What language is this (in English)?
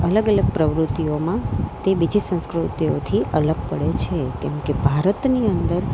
Gujarati